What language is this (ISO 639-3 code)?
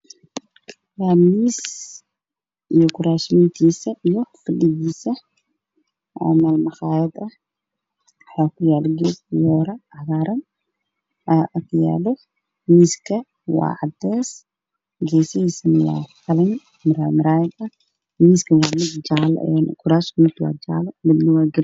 som